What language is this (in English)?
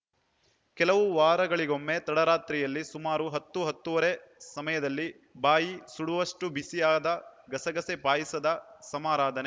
Kannada